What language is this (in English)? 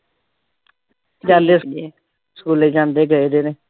Punjabi